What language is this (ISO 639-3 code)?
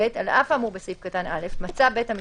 heb